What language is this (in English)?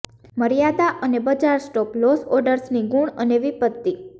Gujarati